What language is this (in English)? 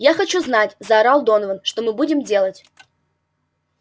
Russian